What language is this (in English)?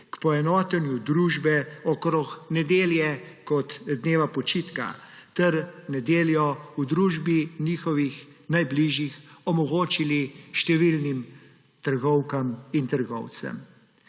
Slovenian